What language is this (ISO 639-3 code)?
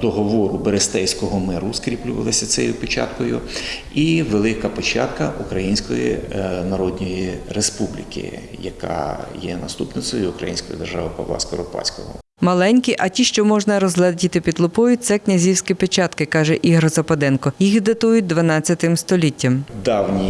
ukr